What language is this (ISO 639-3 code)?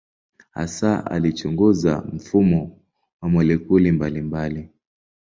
swa